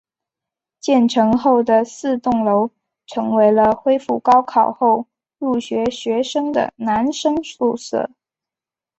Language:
Chinese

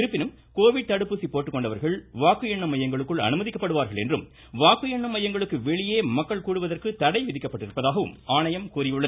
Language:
Tamil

